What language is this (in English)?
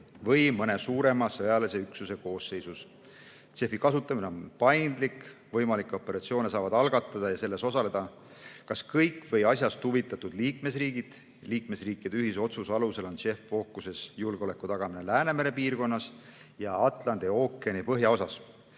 Estonian